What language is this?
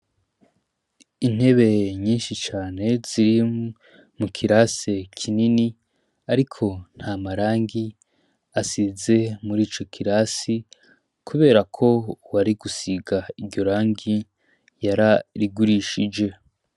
Rundi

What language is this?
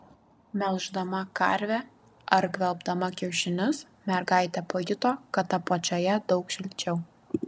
Lithuanian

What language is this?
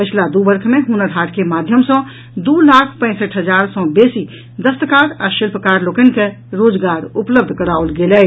Maithili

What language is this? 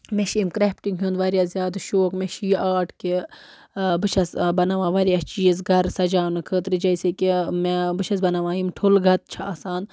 Kashmiri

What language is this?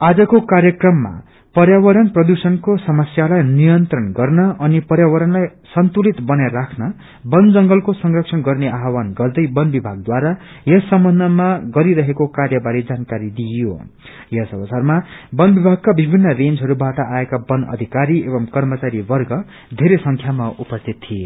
Nepali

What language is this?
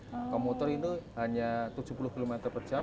Indonesian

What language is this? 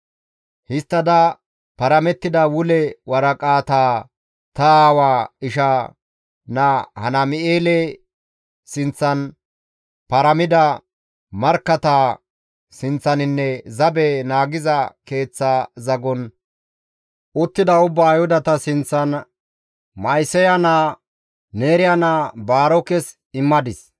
Gamo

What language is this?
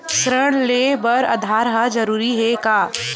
Chhattisgarhi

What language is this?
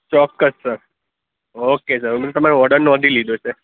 Gujarati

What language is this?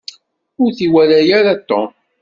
Kabyle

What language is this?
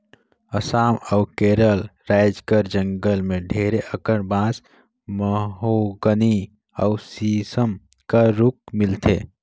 Chhattisgarhi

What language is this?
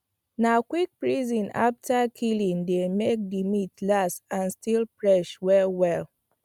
Nigerian Pidgin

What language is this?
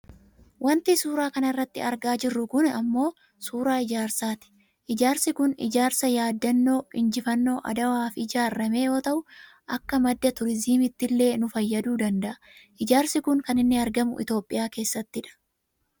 Oromo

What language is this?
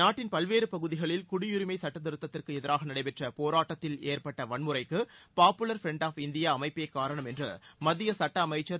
Tamil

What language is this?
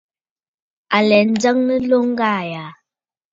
Bafut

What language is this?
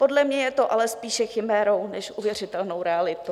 Czech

